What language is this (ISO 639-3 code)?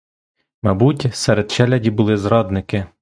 ukr